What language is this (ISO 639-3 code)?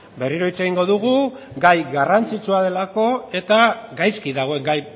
eus